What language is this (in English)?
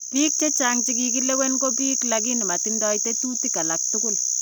Kalenjin